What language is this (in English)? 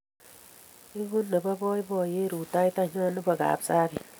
Kalenjin